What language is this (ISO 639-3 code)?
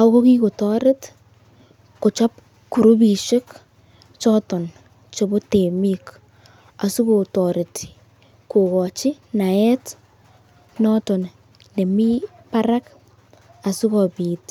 kln